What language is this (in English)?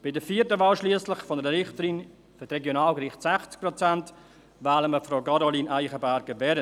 Swiss German